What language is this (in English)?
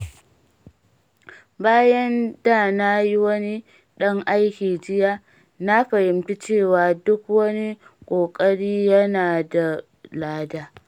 Hausa